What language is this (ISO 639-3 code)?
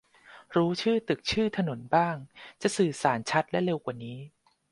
tha